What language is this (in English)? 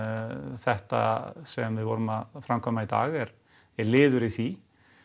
Icelandic